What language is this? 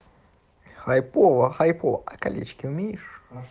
Russian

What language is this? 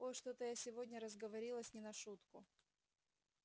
Russian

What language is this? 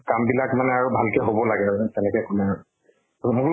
Assamese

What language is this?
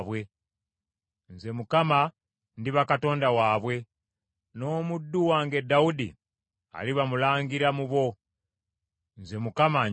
Ganda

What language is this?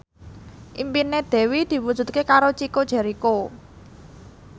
Javanese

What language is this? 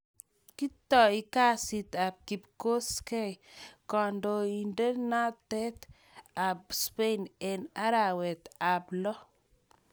Kalenjin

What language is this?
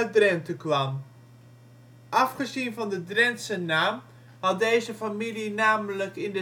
Dutch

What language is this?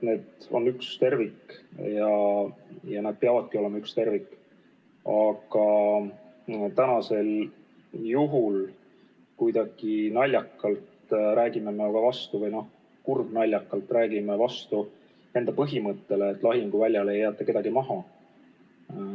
Estonian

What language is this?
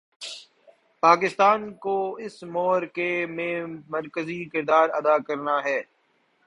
Urdu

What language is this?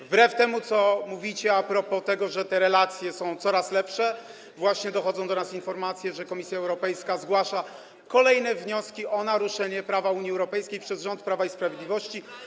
Polish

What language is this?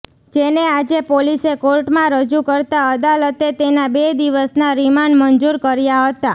Gujarati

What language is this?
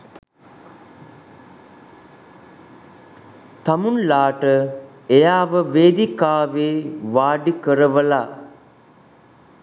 Sinhala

